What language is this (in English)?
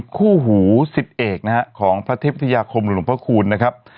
Thai